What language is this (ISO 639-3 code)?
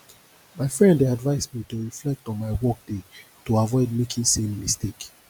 pcm